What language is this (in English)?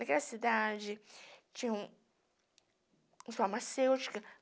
Portuguese